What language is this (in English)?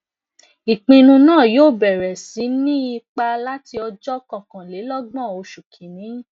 Yoruba